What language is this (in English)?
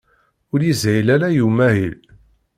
Kabyle